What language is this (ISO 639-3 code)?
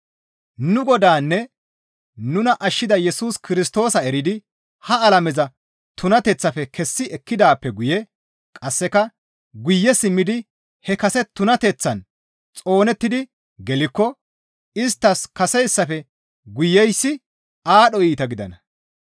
gmv